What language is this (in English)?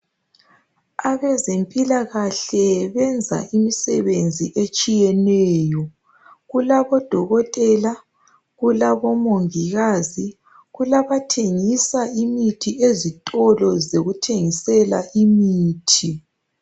North Ndebele